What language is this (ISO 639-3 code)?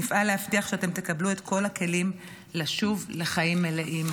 heb